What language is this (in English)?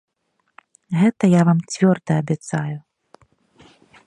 Belarusian